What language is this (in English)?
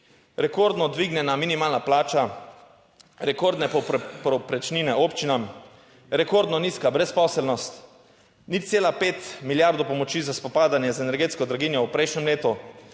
Slovenian